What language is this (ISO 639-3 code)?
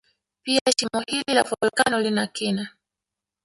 swa